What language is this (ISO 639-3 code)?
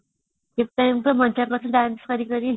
ori